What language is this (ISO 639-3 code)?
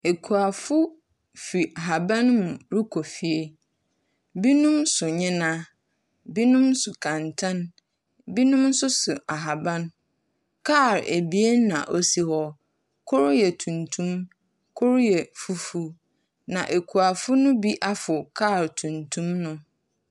aka